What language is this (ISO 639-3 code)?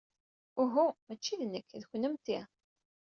kab